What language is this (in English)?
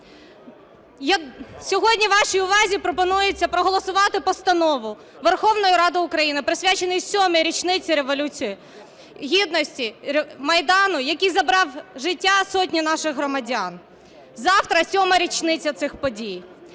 Ukrainian